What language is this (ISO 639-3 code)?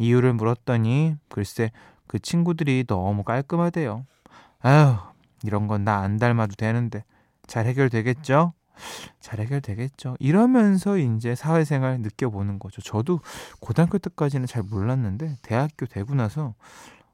kor